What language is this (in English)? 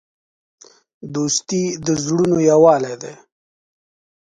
Pashto